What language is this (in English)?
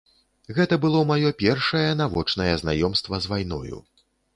Belarusian